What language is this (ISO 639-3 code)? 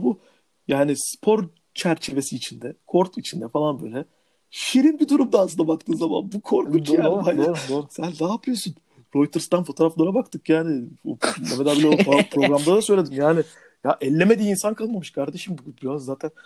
tur